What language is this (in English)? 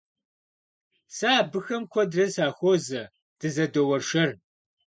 Kabardian